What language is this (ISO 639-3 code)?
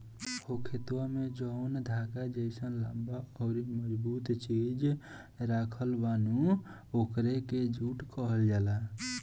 bho